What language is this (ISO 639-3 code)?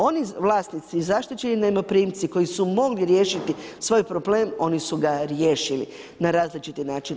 hrv